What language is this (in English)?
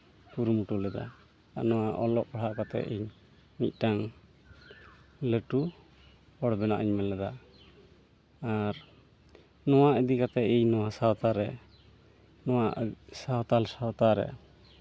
Santali